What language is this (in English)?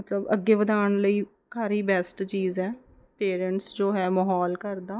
Punjabi